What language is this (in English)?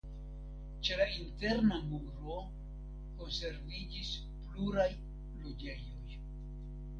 Esperanto